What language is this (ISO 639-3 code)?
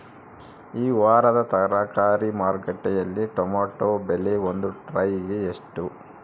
kan